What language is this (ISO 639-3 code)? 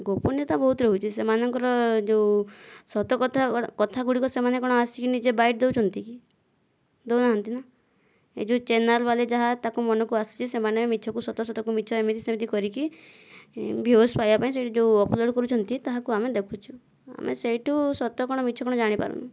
ori